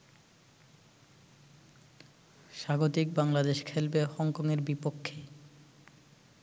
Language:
Bangla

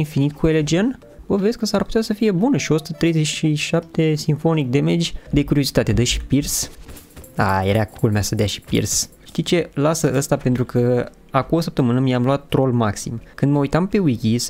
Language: Romanian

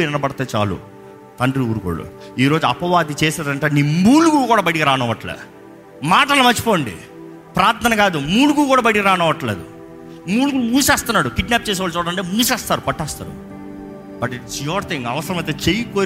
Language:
Telugu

